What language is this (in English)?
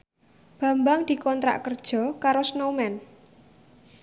Javanese